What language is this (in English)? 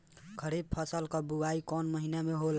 Bhojpuri